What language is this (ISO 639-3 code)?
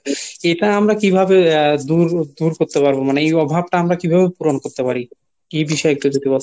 ben